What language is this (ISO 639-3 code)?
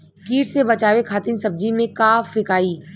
bho